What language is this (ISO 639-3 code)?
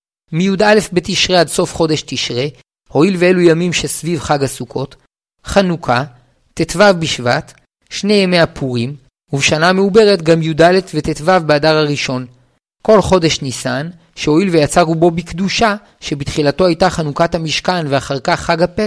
heb